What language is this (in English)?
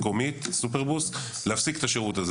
Hebrew